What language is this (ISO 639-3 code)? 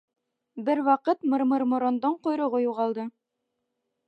bak